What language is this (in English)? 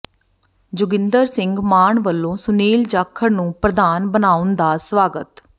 Punjabi